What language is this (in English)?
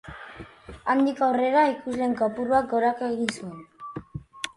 Basque